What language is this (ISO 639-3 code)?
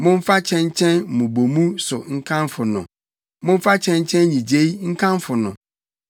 aka